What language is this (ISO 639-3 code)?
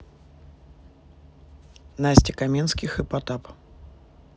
rus